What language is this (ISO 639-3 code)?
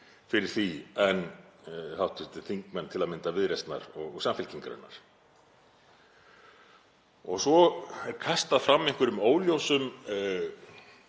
isl